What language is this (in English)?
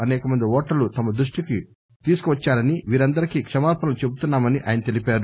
Telugu